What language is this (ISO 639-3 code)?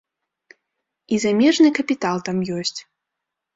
bel